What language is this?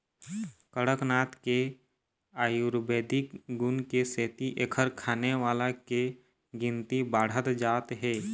Chhattisgarhi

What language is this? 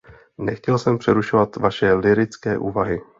Czech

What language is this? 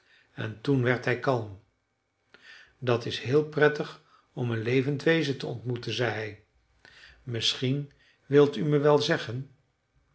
Dutch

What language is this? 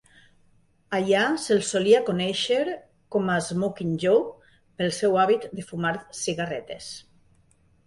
Catalan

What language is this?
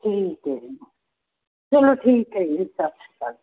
Punjabi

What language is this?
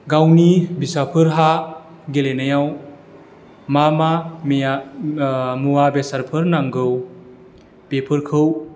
Bodo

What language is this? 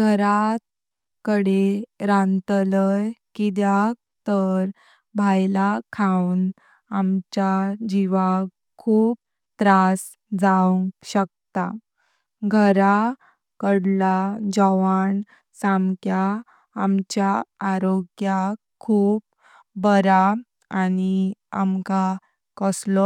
Konkani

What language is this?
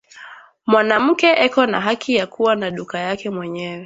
Swahili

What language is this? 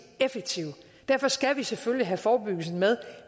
Danish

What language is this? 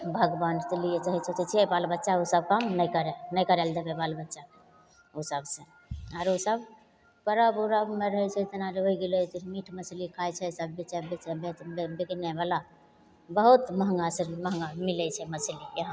Maithili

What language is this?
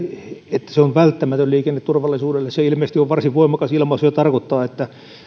Finnish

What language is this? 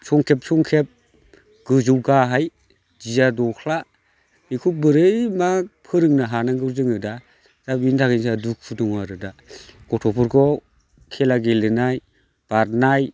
Bodo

